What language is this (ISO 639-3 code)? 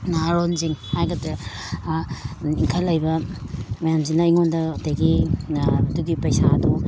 mni